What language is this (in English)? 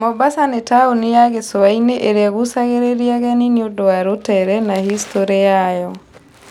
Kikuyu